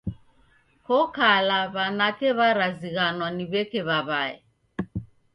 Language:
Taita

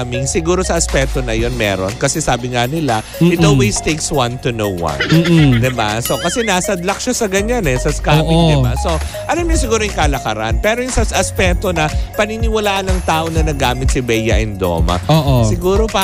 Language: Filipino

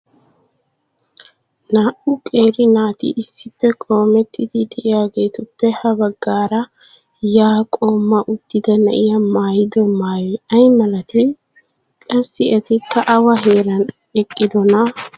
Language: Wolaytta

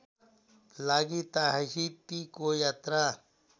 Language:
Nepali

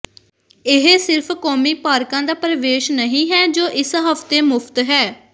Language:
Punjabi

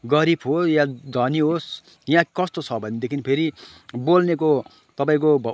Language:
Nepali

